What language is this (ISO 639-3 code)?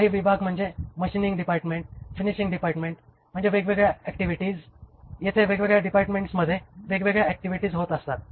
mar